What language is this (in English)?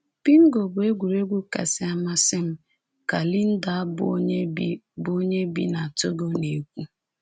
Igbo